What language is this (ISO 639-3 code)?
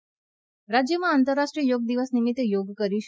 guj